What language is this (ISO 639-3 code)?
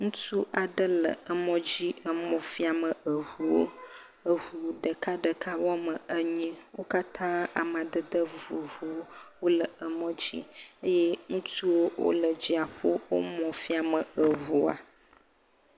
ewe